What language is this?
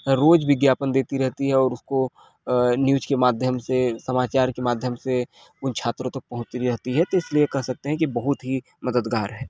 Hindi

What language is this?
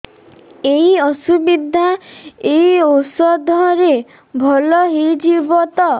Odia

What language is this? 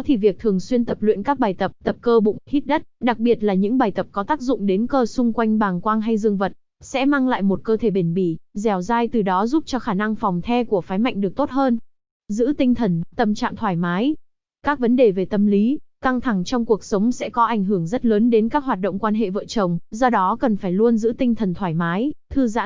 Vietnamese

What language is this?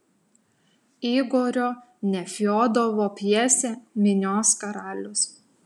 Lithuanian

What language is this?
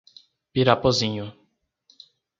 Portuguese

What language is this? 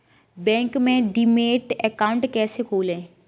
Hindi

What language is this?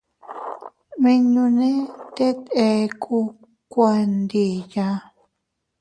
Teutila Cuicatec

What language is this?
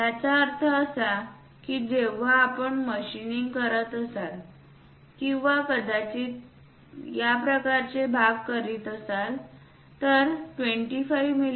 Marathi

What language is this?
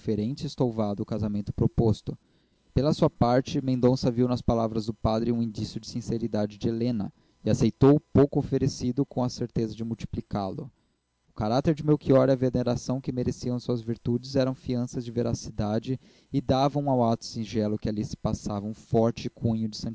Portuguese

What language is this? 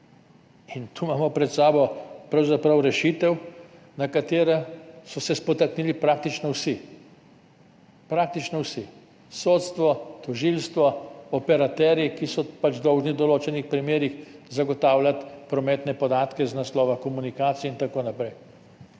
Slovenian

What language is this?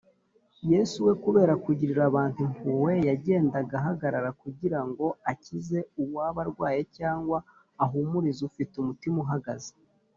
Kinyarwanda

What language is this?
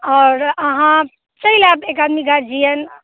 Maithili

